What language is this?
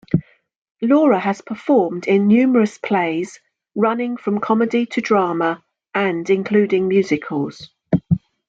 English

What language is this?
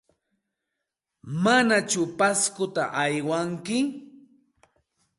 Santa Ana de Tusi Pasco Quechua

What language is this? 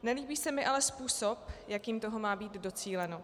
Czech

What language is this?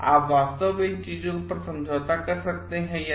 Hindi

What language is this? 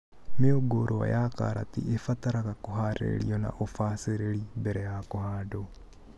Kikuyu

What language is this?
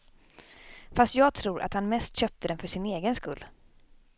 Swedish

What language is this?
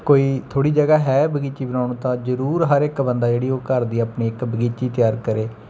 Punjabi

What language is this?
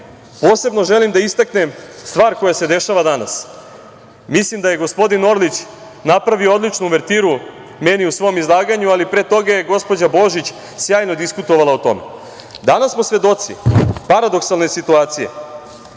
Serbian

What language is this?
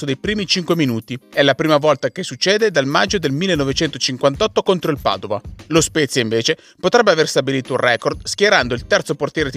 Italian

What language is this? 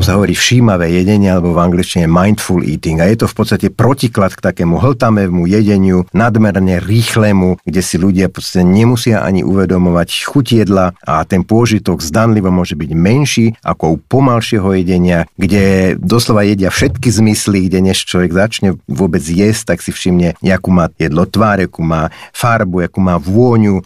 Slovak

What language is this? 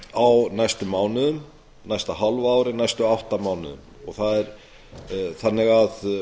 Icelandic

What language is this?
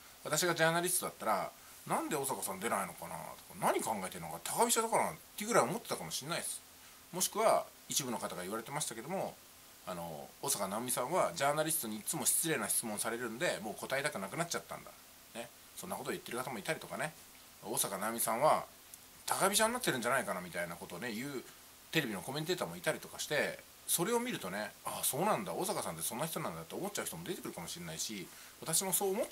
Japanese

